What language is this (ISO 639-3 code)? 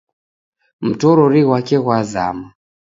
dav